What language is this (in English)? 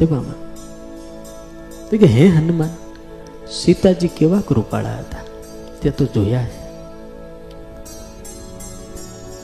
Gujarati